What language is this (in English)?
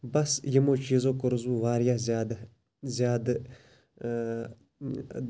Kashmiri